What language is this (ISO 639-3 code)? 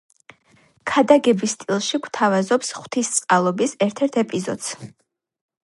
kat